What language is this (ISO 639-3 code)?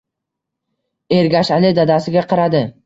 uzb